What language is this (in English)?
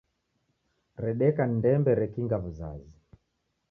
Taita